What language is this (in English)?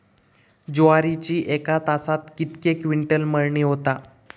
Marathi